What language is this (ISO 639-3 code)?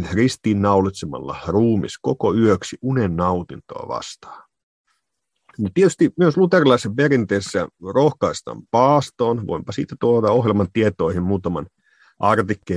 fin